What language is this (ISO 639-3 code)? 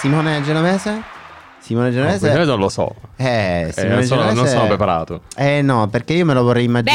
ita